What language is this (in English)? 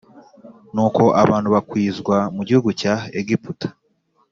Kinyarwanda